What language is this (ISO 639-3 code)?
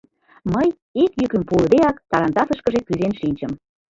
chm